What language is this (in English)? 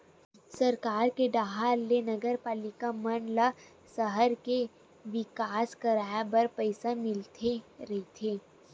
Chhattisgarhi